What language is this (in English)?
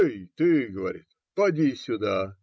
Russian